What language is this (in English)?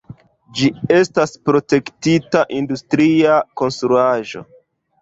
Esperanto